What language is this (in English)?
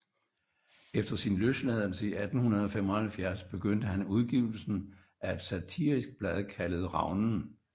Danish